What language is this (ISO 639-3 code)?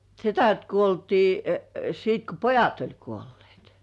fin